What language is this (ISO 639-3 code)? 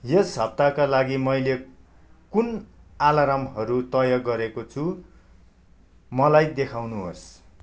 nep